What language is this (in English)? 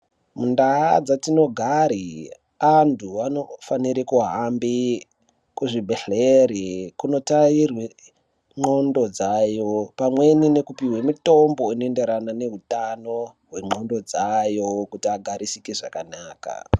Ndau